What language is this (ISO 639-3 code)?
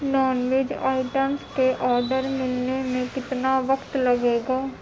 urd